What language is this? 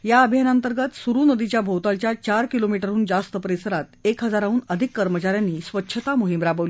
Marathi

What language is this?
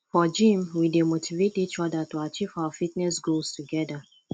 Nigerian Pidgin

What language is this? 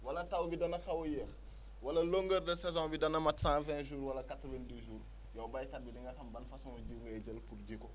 Wolof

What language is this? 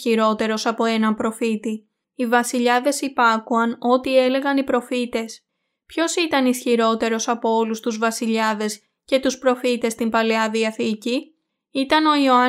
Greek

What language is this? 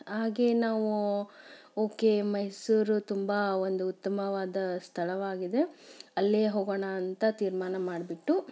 Kannada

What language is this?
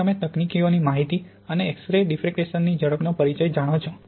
Gujarati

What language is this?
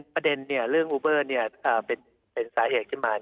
Thai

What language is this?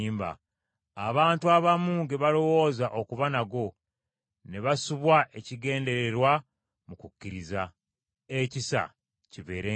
Ganda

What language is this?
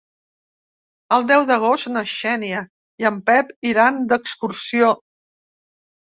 Catalan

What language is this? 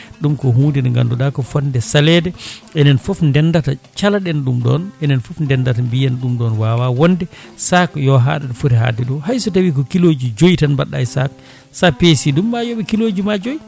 Fula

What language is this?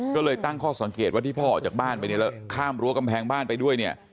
Thai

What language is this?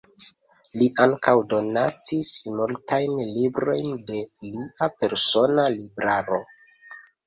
Esperanto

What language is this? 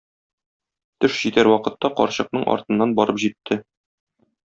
Tatar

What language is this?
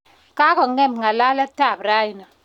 Kalenjin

